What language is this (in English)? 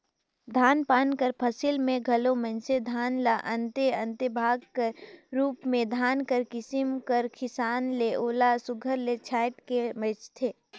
Chhattisgarhi